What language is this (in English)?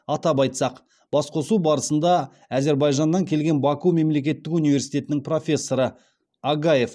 Kazakh